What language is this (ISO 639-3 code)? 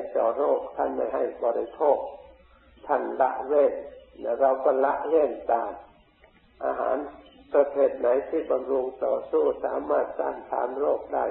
tha